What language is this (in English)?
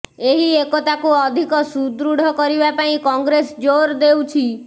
Odia